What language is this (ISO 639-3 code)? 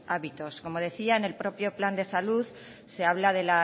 spa